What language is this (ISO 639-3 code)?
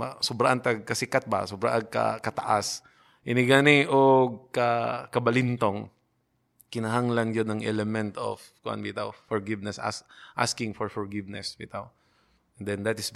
fil